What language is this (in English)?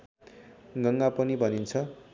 Nepali